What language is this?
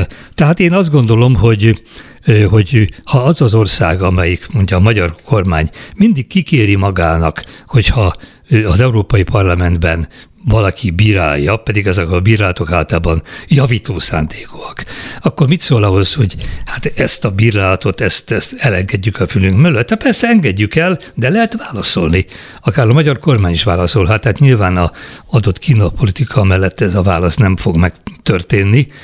Hungarian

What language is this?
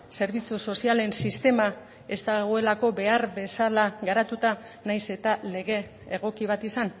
Basque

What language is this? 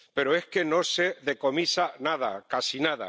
Spanish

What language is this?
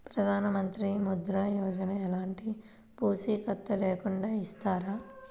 Telugu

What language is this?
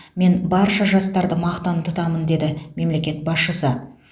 Kazakh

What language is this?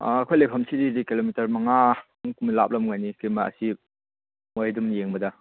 Manipuri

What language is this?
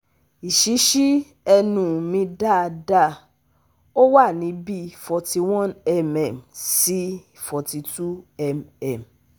Yoruba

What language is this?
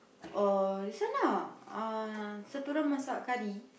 English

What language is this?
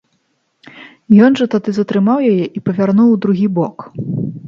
Belarusian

